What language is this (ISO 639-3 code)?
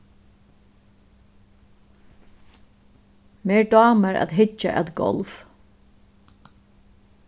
fao